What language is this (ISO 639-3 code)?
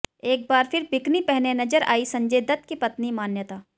hin